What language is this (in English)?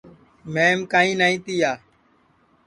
Sansi